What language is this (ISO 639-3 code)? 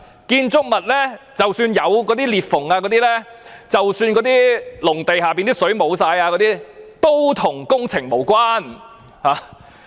yue